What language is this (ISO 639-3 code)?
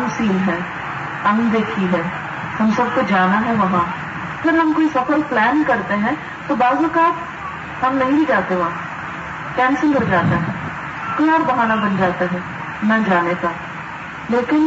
urd